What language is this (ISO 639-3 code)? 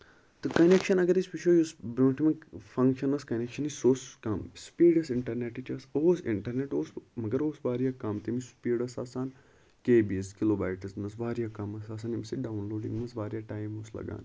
kas